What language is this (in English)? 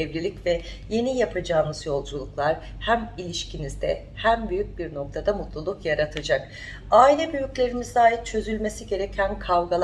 Turkish